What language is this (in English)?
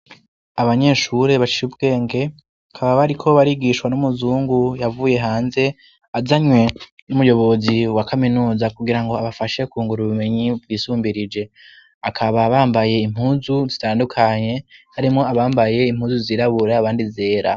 Rundi